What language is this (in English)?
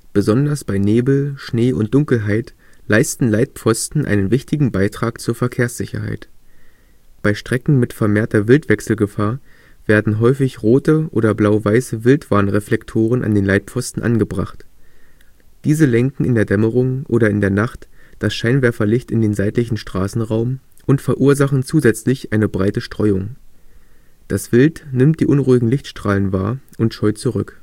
German